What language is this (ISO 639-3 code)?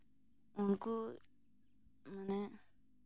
sat